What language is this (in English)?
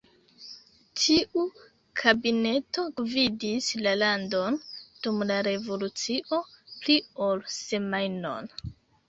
Esperanto